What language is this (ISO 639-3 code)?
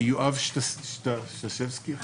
heb